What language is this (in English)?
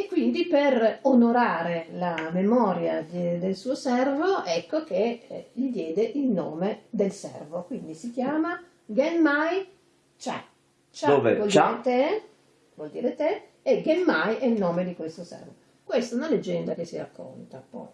Italian